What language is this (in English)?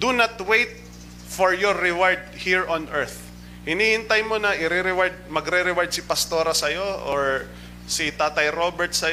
Filipino